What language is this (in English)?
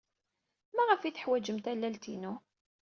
Kabyle